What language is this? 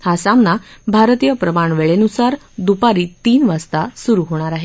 Marathi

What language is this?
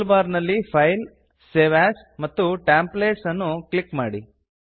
Kannada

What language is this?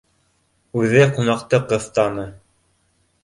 Bashkir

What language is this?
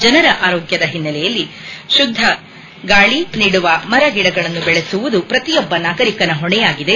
Kannada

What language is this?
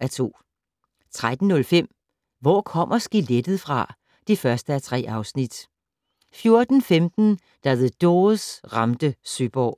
Danish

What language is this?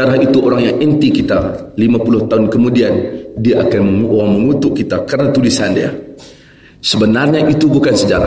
Malay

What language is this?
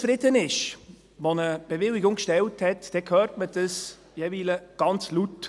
Swiss German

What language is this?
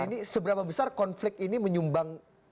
Indonesian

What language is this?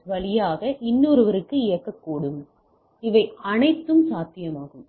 Tamil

